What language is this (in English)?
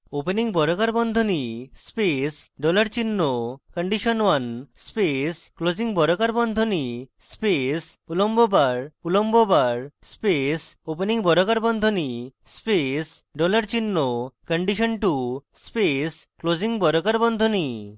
Bangla